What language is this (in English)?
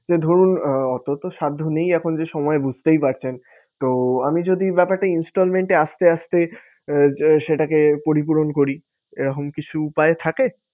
Bangla